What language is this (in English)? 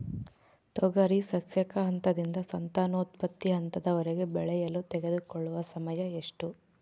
Kannada